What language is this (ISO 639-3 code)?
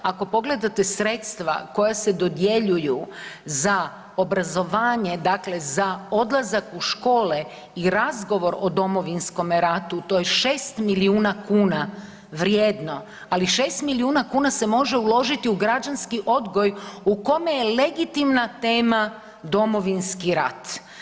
hrv